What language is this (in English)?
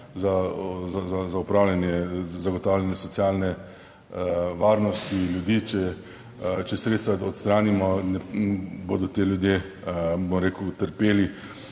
Slovenian